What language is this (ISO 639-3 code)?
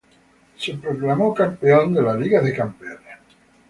spa